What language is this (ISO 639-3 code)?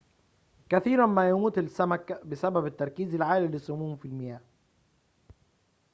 ara